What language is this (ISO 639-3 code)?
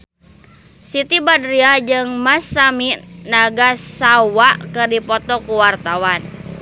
sun